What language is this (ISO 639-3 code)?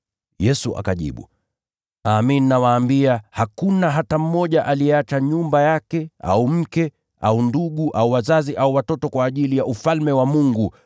swa